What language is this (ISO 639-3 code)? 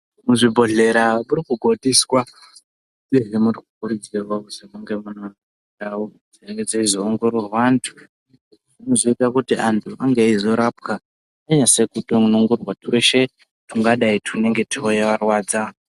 ndc